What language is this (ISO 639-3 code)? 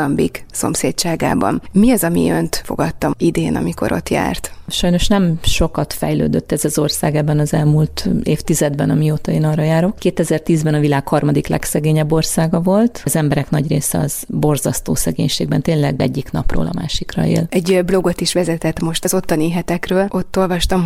hun